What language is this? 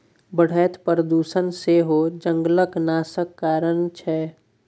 Maithili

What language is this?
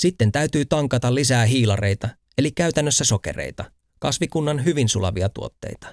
Finnish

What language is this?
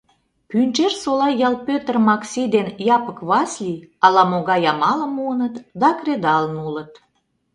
Mari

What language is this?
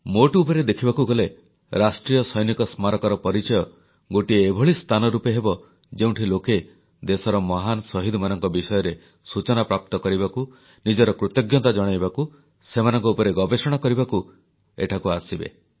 Odia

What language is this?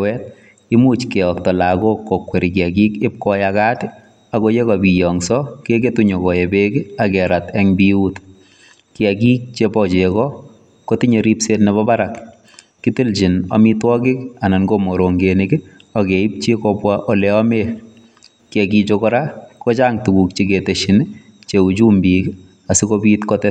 Kalenjin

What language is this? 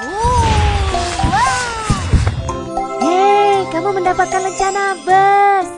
Indonesian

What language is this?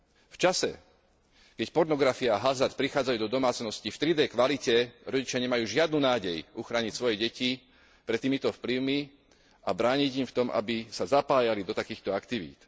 Slovak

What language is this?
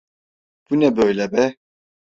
Turkish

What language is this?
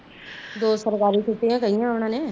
Punjabi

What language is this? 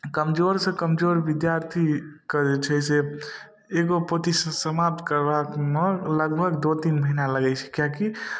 Maithili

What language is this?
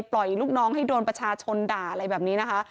Thai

